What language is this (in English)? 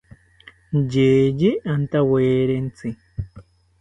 South Ucayali Ashéninka